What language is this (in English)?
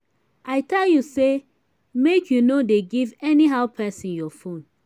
Nigerian Pidgin